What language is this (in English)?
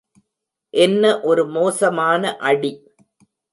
Tamil